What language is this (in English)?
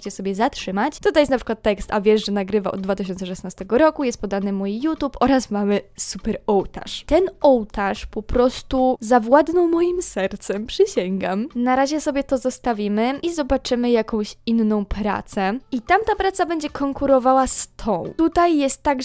Polish